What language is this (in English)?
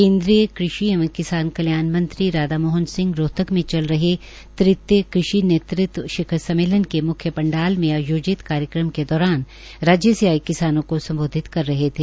Hindi